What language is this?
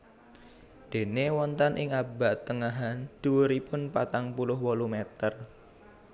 Javanese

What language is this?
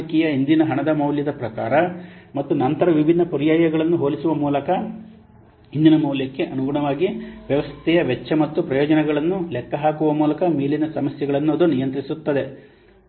Kannada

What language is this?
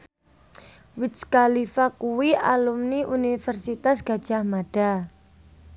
Javanese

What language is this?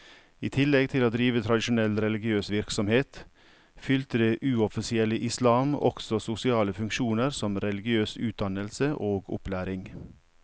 Norwegian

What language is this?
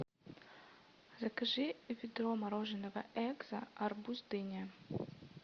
Russian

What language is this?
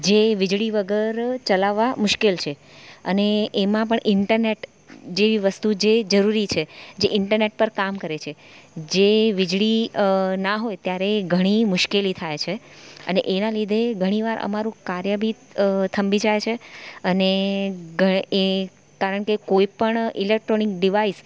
Gujarati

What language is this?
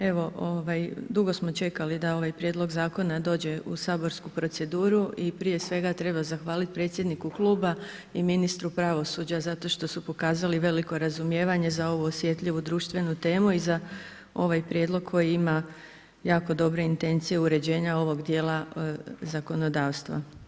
Croatian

